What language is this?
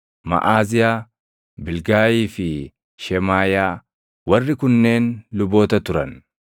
Oromo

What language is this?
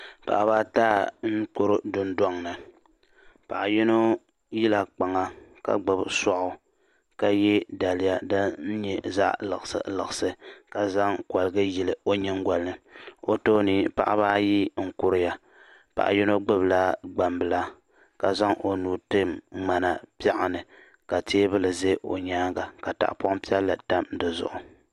Dagbani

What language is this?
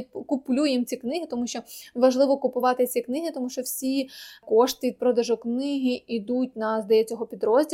Ukrainian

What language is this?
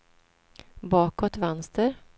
Swedish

